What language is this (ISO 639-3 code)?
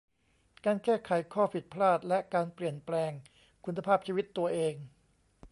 tha